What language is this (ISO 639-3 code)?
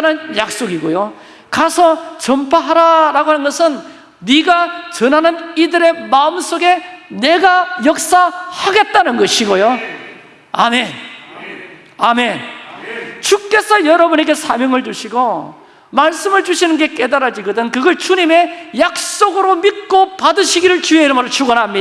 kor